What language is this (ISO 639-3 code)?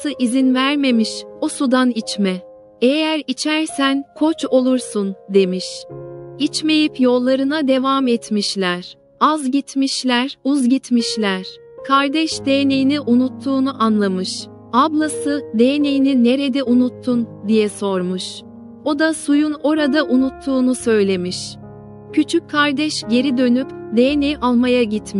tur